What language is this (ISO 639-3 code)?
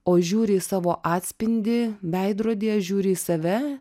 lit